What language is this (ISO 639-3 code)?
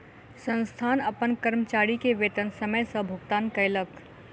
mai